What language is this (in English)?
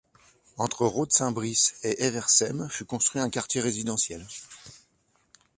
French